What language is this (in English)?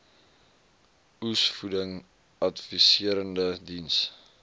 Afrikaans